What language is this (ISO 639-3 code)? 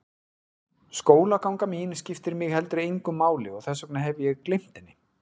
isl